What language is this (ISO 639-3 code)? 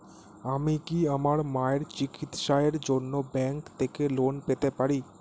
ben